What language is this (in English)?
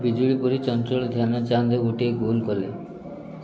Odia